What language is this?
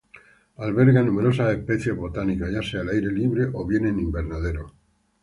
Spanish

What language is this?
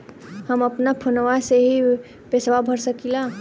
Bhojpuri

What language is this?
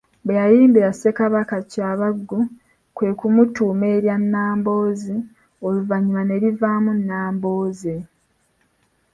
Ganda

